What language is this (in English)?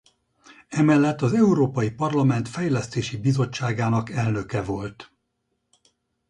Hungarian